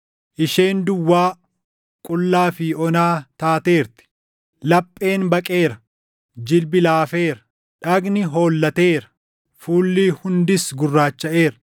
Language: Oromo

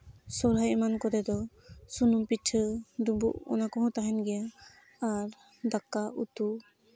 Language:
Santali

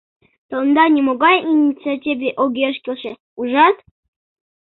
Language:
Mari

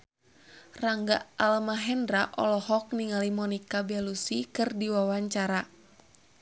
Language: Sundanese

